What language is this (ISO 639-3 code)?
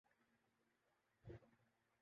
urd